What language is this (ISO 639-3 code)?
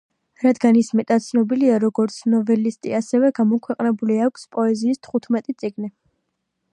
kat